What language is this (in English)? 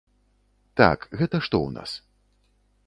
Belarusian